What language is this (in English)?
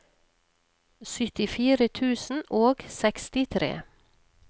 Norwegian